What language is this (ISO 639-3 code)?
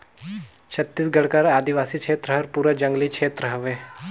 hne